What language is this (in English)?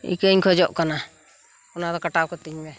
Santali